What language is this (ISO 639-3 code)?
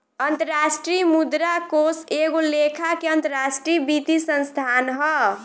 bho